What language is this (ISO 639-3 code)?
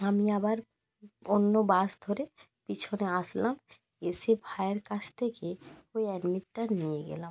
ben